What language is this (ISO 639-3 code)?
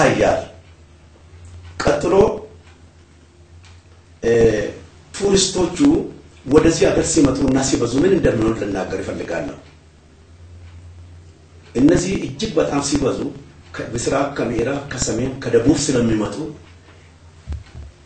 ara